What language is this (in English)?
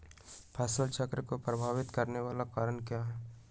Magahi